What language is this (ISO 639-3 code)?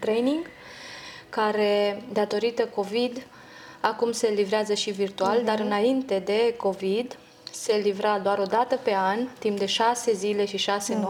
ron